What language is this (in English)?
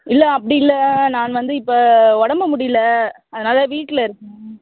Tamil